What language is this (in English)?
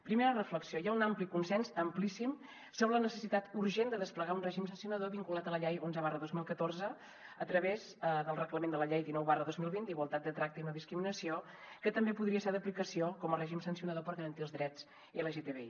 Catalan